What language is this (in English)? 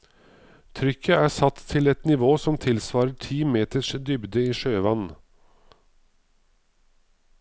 Norwegian